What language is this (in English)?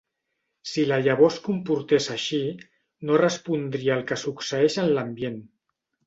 Catalan